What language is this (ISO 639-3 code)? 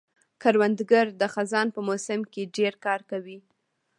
pus